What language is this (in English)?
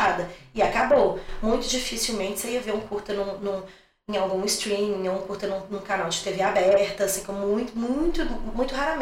Portuguese